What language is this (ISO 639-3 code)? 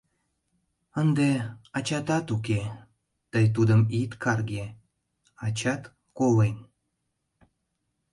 chm